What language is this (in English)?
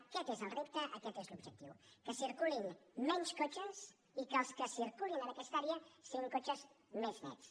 Catalan